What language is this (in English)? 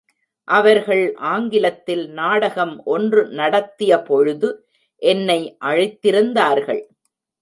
Tamil